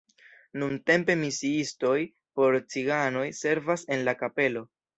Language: Esperanto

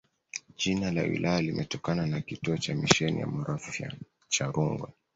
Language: Swahili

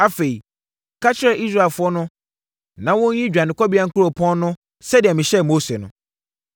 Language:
Akan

